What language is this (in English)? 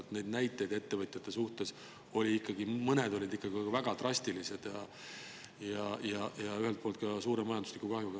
Estonian